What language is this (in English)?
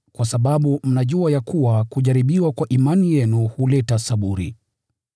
Swahili